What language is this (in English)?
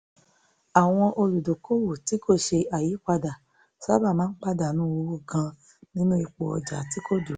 Yoruba